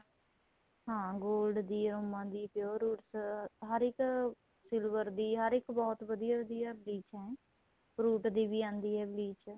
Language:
Punjabi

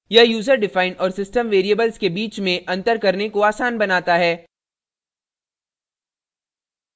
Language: Hindi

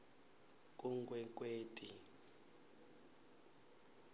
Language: Swati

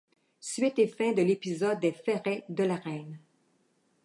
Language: French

